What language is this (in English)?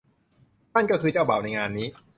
Thai